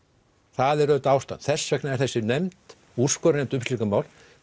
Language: Icelandic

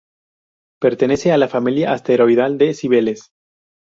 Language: Spanish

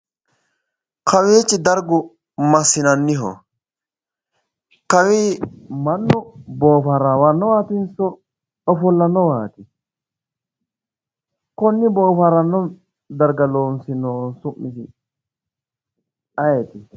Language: Sidamo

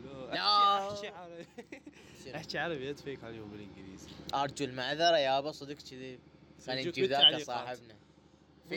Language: Arabic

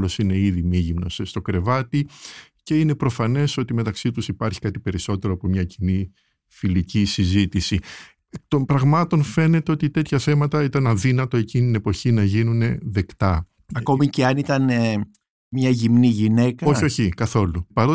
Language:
Greek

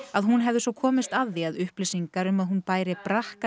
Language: Icelandic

